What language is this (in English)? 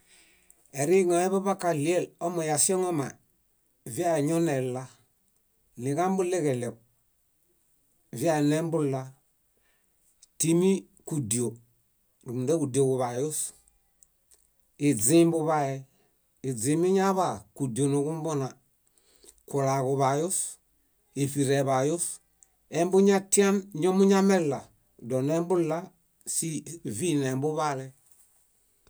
Bayot